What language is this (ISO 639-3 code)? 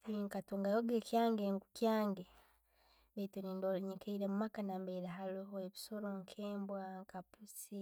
ttj